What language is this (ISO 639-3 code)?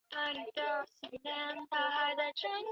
zho